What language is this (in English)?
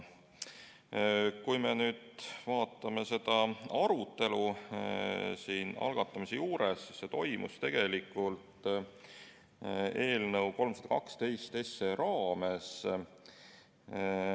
Estonian